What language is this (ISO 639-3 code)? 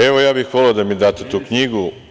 srp